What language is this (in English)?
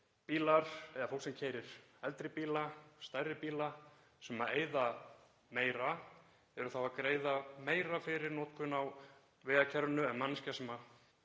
Icelandic